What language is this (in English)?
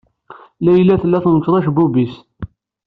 Kabyle